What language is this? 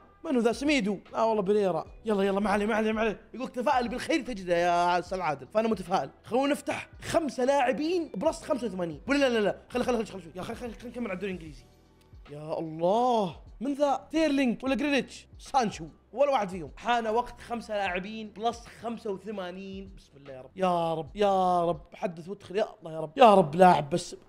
Arabic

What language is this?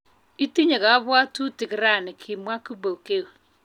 Kalenjin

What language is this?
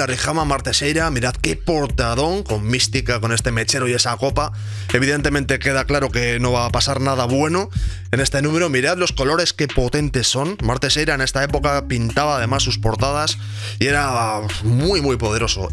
Spanish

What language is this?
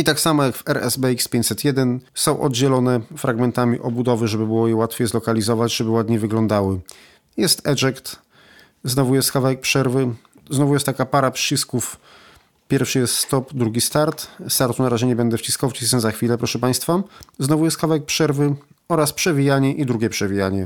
Polish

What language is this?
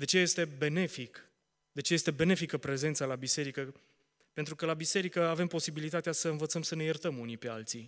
Romanian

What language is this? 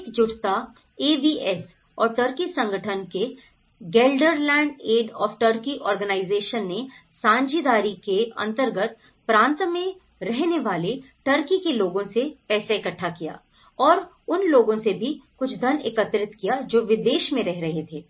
Hindi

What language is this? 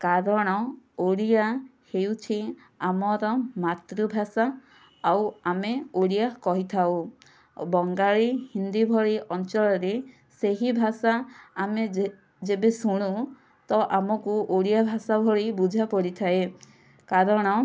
Odia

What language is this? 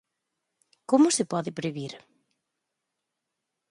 Galician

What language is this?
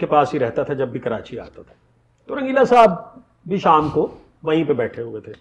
Urdu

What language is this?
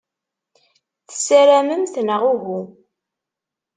Kabyle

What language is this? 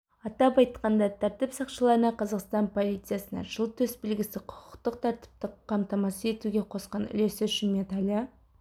Kazakh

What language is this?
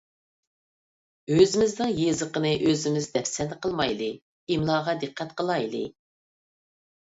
Uyghur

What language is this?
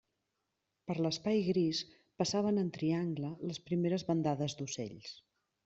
Catalan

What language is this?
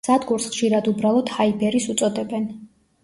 Georgian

